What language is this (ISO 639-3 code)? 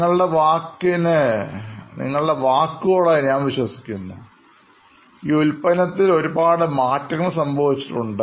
mal